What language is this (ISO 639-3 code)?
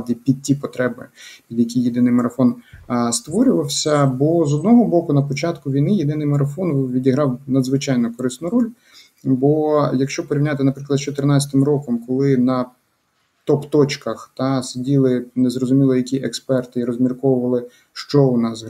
ukr